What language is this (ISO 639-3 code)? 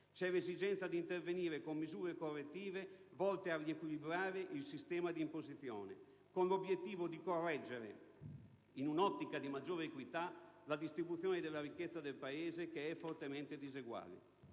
ita